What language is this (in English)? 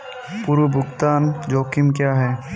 Hindi